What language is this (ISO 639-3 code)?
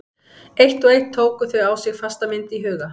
isl